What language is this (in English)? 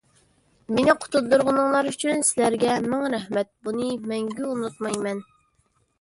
Uyghur